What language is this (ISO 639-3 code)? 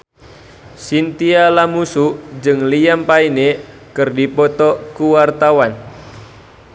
sun